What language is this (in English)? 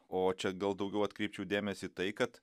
Lithuanian